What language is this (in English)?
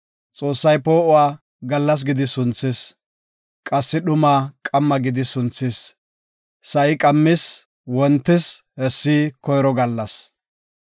Gofa